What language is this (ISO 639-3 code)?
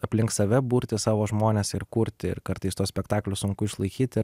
lit